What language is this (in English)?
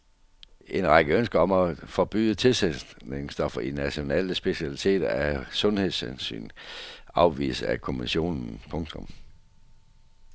Danish